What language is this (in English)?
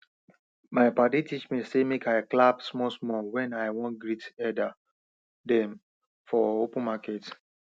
Nigerian Pidgin